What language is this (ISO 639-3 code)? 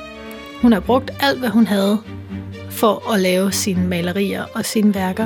dan